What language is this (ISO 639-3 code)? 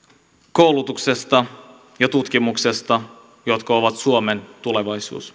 fin